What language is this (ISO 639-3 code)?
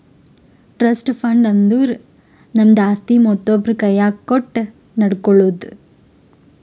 kan